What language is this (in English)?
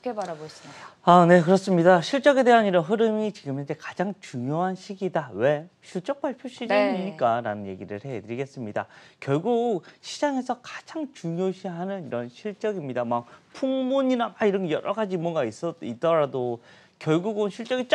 Korean